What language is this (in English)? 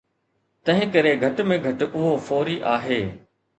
Sindhi